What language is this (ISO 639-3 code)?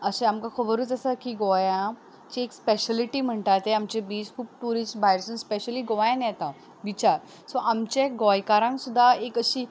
kok